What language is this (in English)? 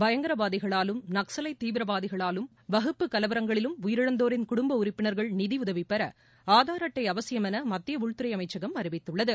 Tamil